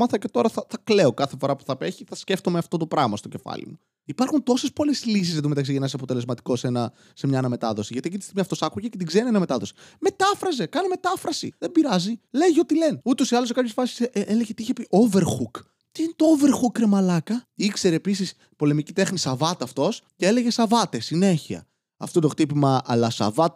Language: Greek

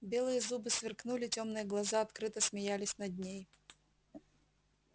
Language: Russian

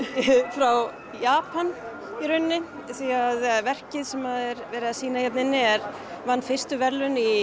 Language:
Icelandic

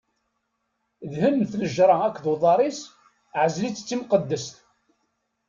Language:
Kabyle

